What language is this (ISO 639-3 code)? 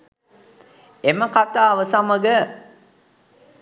sin